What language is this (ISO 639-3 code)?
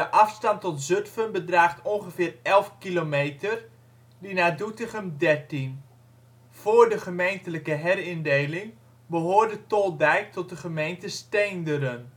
nld